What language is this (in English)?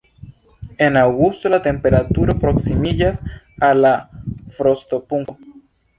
Esperanto